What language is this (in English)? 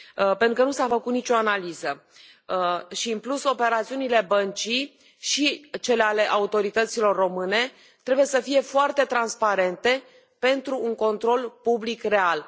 Romanian